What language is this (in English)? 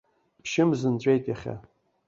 Abkhazian